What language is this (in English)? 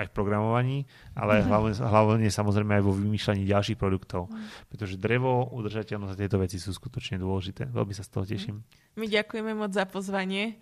Slovak